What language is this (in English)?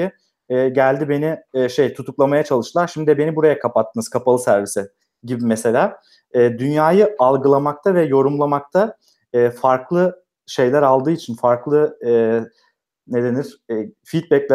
Turkish